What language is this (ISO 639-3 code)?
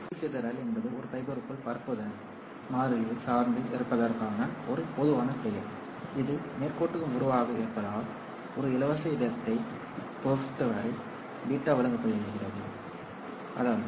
tam